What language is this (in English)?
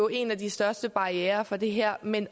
Danish